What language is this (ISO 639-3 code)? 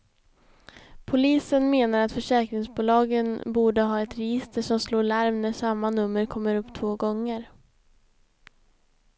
swe